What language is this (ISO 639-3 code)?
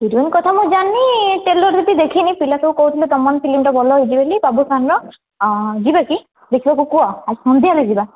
ori